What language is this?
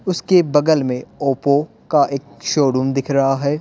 Hindi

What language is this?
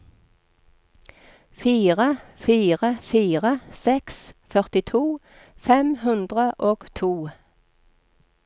Norwegian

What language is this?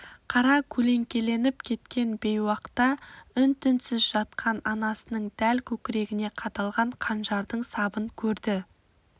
Kazakh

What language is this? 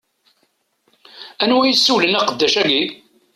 Kabyle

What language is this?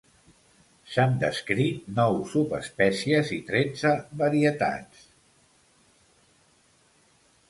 Catalan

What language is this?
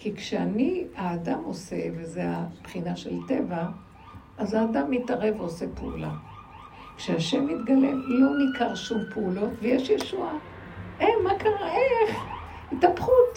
Hebrew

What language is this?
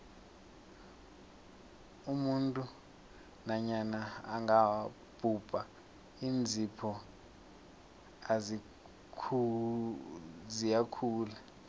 South Ndebele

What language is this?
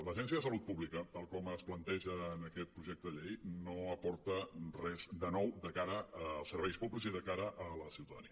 Catalan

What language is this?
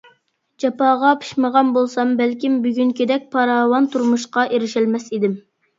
Uyghur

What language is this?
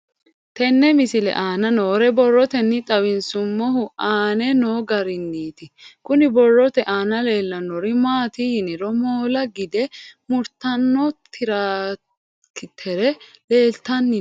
Sidamo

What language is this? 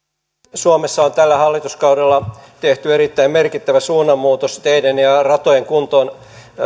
Finnish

